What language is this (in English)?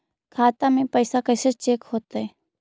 Magahi